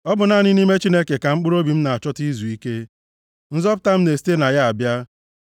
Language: Igbo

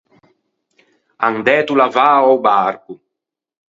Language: Ligurian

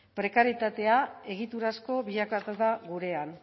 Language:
Basque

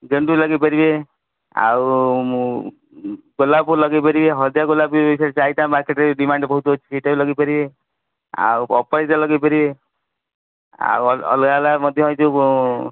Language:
Odia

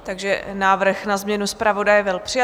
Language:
Czech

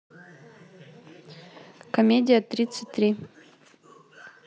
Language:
Russian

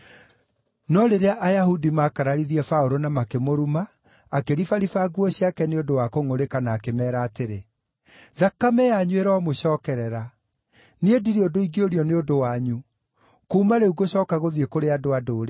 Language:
Kikuyu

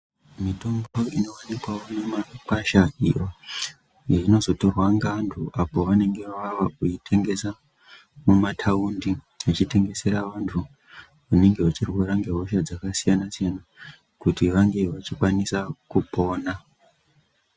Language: Ndau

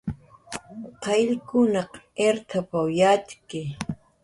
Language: Jaqaru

